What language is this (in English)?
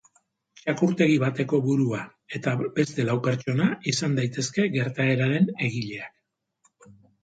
Basque